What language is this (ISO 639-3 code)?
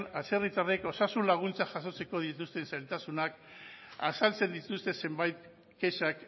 eus